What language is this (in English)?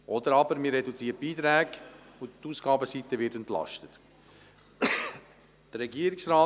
Swiss German